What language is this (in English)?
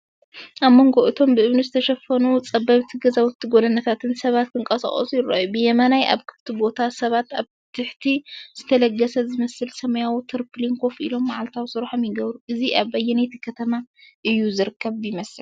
Tigrinya